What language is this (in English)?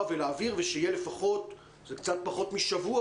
Hebrew